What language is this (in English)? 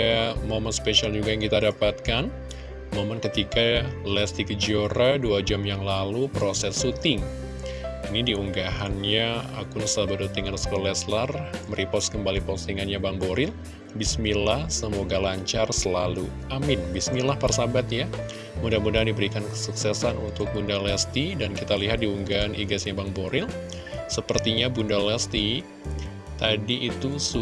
Indonesian